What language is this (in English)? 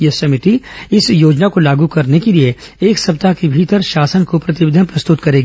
Hindi